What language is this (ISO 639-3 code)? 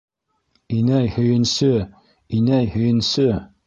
bak